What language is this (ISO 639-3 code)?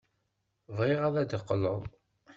kab